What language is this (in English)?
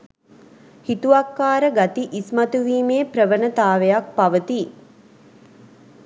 Sinhala